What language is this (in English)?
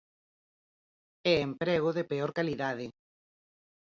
Galician